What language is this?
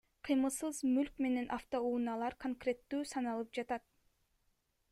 Kyrgyz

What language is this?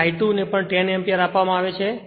Gujarati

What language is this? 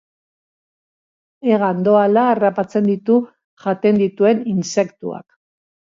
Basque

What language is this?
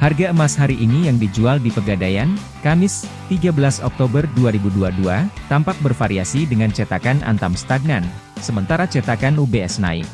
Indonesian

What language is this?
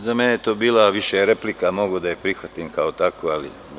Serbian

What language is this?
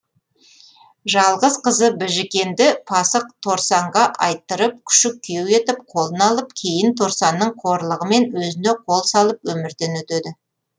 Kazakh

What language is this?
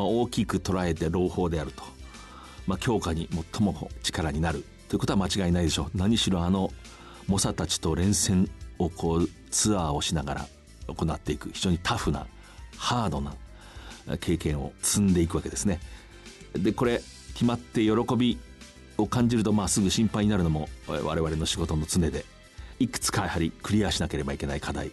Japanese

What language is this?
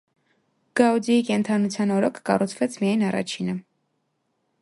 Armenian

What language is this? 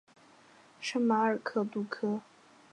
Chinese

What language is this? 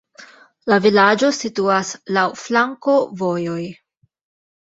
Esperanto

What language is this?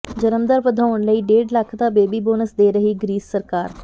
Punjabi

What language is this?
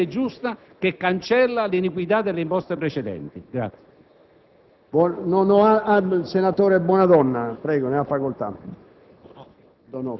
Italian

